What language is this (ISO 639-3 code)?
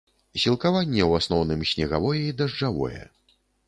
bel